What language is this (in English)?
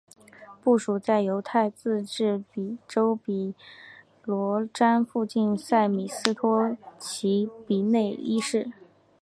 Chinese